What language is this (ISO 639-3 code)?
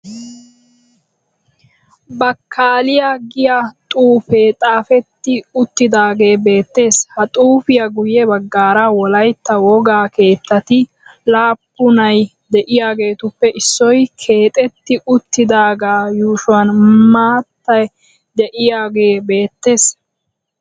wal